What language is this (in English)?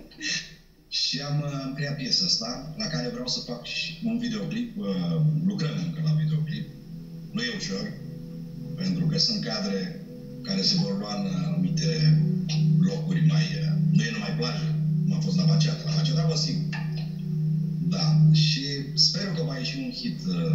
Romanian